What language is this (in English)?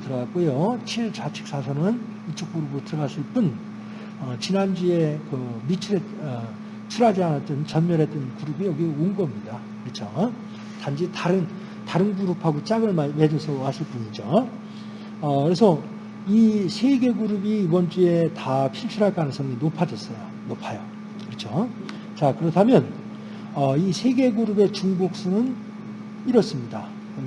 Korean